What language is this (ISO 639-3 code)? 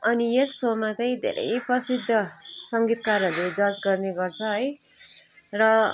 nep